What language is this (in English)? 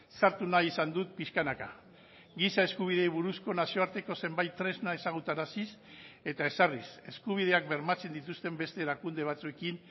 Basque